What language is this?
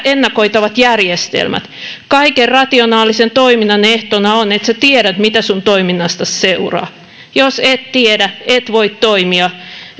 Finnish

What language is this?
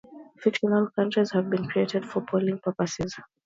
English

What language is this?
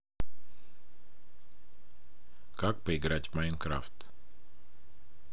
Russian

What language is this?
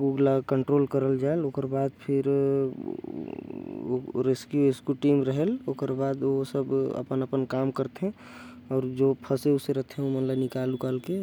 Korwa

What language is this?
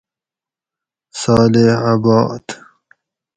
Gawri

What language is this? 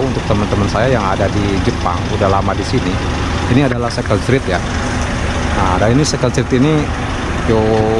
Indonesian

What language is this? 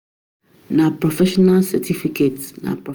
Nigerian Pidgin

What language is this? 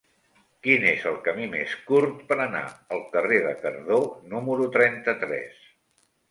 Catalan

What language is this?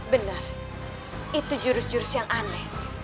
Indonesian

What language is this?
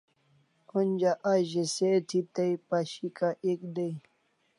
Kalasha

